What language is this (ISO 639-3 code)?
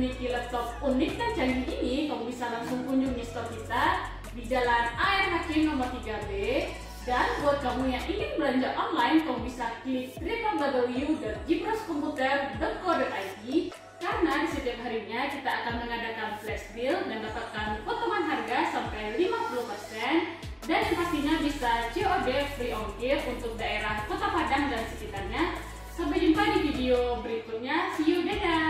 ind